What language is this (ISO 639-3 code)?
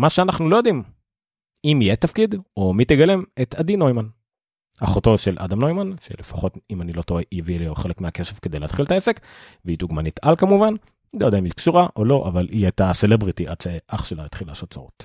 heb